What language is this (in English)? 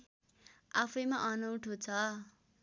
Nepali